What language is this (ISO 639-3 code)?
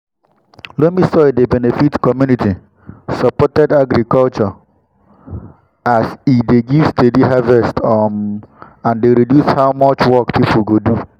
pcm